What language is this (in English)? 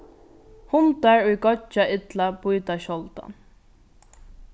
Faroese